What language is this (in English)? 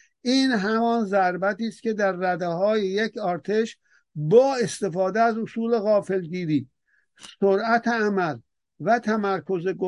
Persian